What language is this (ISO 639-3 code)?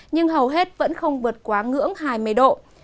vie